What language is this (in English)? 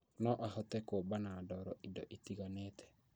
Kikuyu